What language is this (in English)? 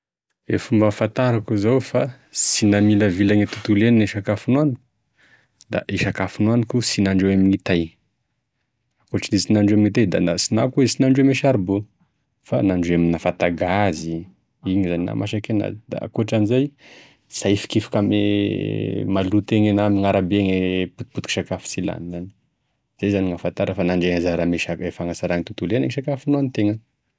Tesaka Malagasy